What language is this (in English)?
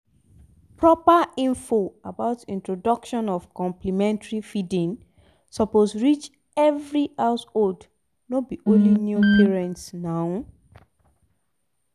Nigerian Pidgin